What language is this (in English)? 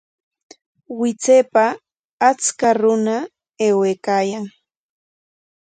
Corongo Ancash Quechua